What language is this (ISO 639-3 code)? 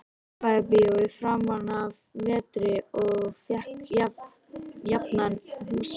isl